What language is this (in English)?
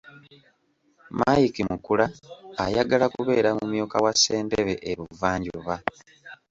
Ganda